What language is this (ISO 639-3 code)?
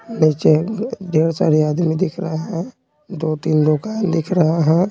hin